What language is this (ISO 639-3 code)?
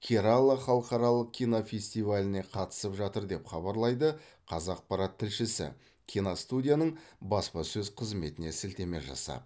kaz